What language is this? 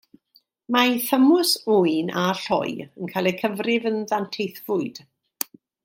Welsh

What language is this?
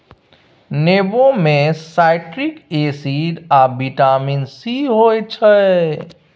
Maithili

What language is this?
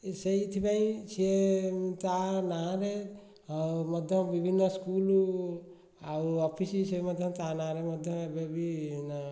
Odia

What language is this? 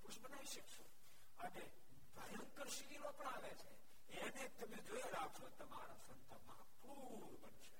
Gujarati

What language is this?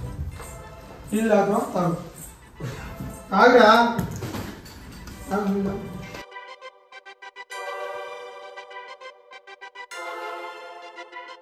Telugu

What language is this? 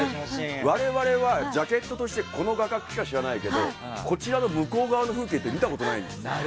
Japanese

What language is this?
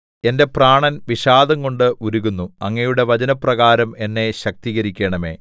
Malayalam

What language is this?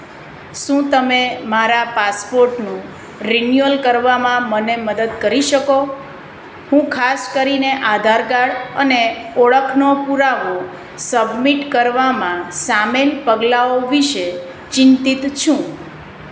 Gujarati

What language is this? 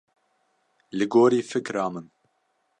Kurdish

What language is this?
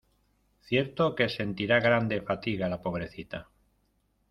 Spanish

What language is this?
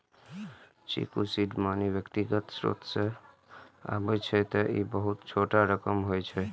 Maithili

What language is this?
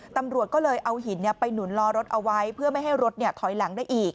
Thai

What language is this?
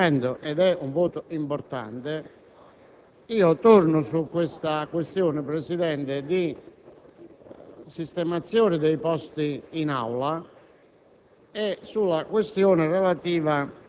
Italian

